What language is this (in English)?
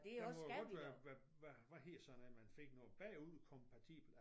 Danish